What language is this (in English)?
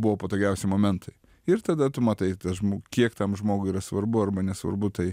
Lithuanian